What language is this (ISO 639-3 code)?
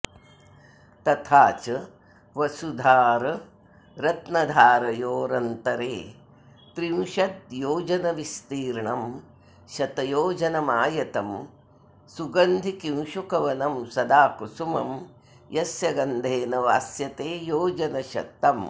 san